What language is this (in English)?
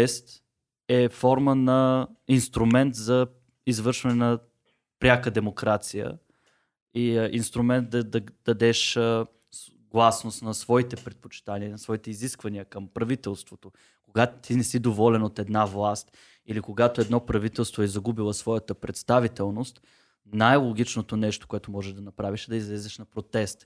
Bulgarian